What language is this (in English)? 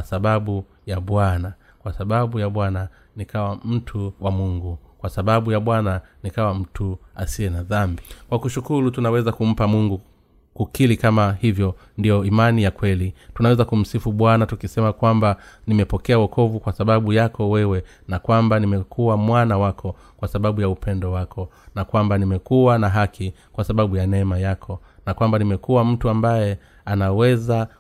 Swahili